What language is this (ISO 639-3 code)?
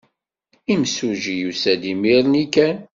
kab